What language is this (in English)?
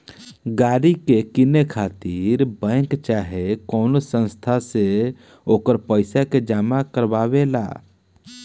Bhojpuri